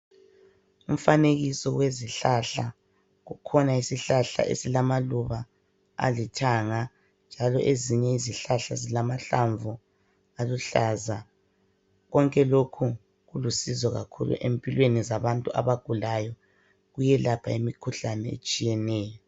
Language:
North Ndebele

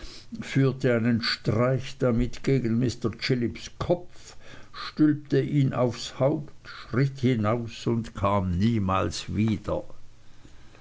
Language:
German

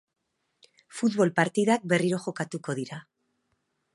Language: Basque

